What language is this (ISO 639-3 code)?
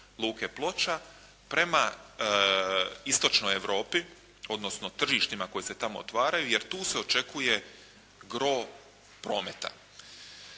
hrv